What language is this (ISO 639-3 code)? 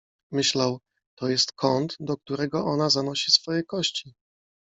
pol